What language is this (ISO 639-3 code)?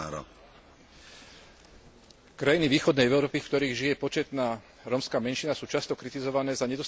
slk